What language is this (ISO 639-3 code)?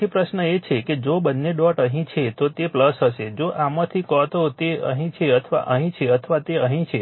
guj